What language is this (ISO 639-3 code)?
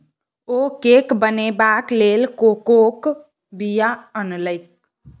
mai